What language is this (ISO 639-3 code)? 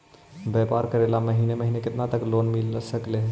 mag